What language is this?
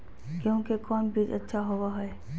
Magahi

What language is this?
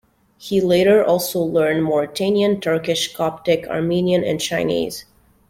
English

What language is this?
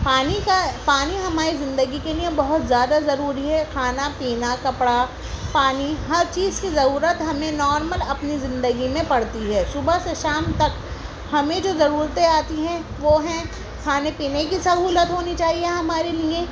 Urdu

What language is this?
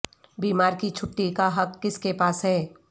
Urdu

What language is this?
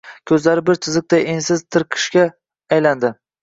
Uzbek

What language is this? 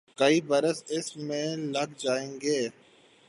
Urdu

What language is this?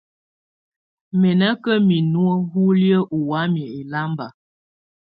Tunen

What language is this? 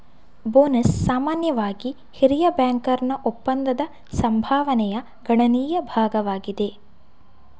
Kannada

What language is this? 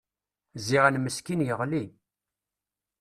Kabyle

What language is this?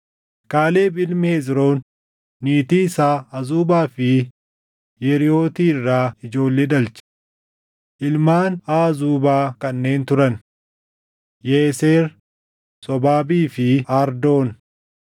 Oromo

